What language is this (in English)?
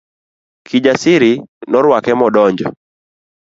Luo (Kenya and Tanzania)